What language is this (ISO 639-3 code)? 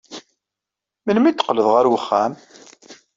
kab